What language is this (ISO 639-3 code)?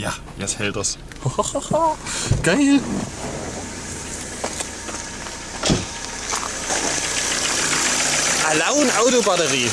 deu